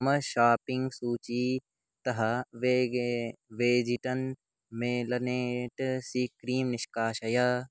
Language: Sanskrit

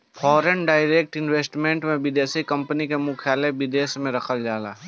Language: Bhojpuri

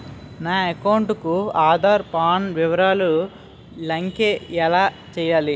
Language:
Telugu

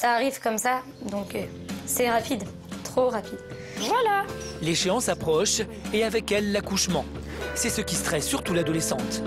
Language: French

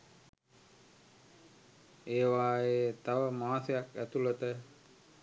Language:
Sinhala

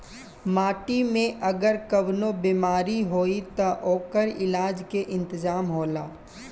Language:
Bhojpuri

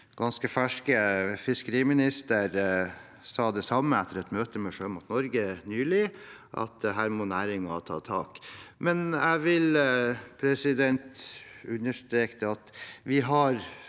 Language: Norwegian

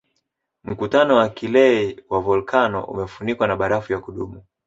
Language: Swahili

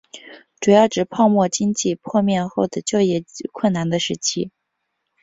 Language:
Chinese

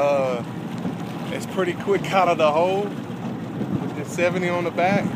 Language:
English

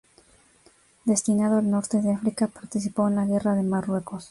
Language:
Spanish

